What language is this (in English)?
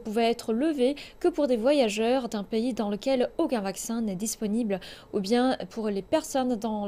French